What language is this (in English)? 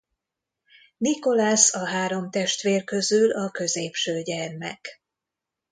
Hungarian